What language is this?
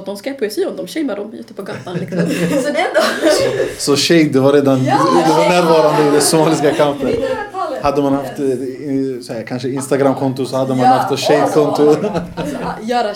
Swedish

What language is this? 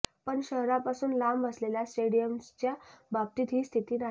Marathi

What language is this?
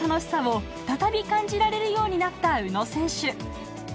Japanese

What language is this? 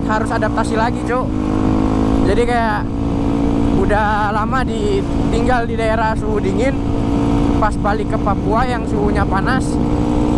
Indonesian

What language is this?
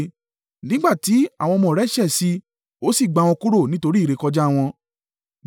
Yoruba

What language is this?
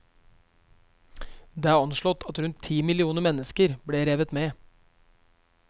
Norwegian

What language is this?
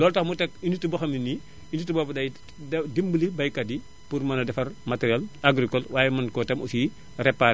Wolof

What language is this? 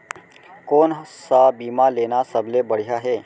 Chhattisgarhi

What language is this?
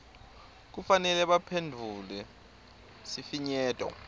Swati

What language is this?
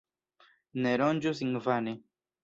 Esperanto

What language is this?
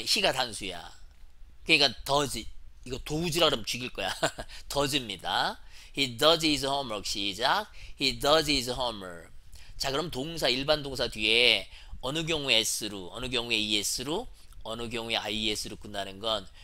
Korean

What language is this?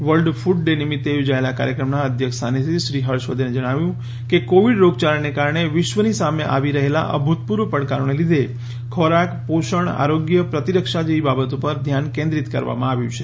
Gujarati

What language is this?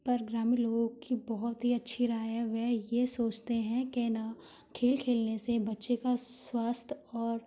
Hindi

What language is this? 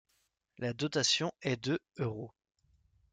French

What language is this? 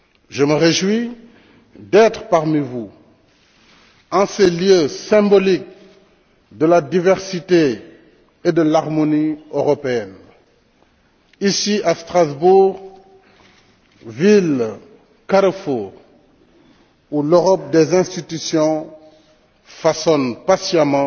French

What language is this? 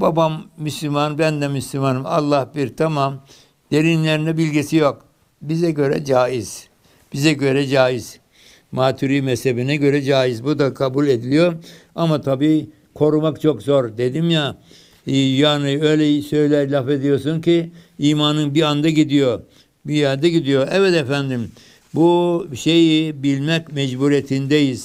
Turkish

